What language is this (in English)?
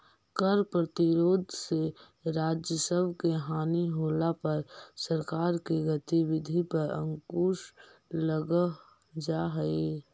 Magahi